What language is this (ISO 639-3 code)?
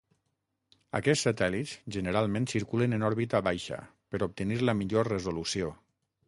cat